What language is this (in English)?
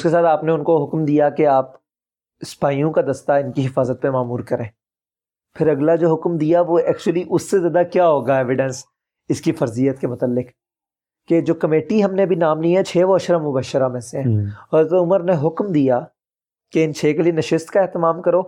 Urdu